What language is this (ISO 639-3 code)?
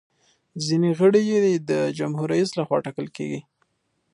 pus